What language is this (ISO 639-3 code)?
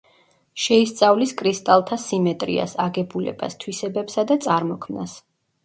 kat